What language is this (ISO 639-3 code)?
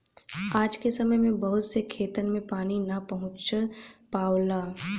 bho